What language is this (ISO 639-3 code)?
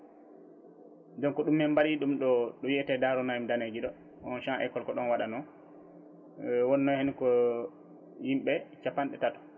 ful